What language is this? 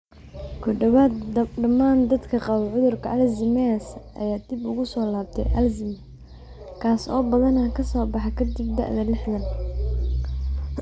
Somali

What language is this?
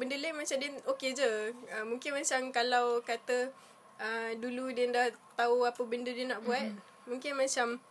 Malay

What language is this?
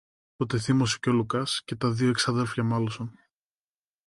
Greek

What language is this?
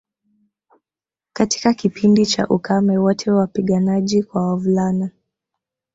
Swahili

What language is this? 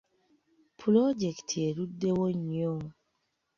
Ganda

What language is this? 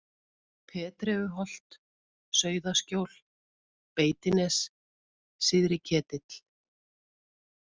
Icelandic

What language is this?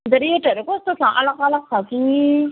Nepali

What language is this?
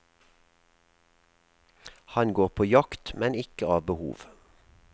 Norwegian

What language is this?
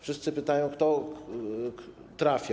Polish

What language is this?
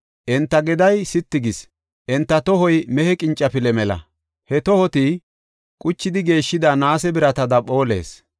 Gofa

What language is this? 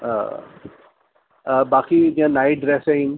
Sindhi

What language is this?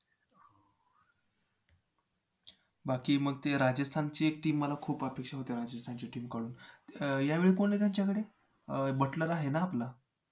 Marathi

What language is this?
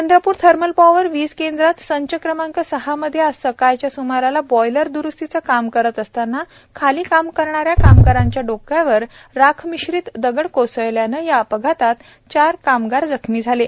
Marathi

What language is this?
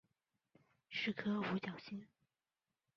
Chinese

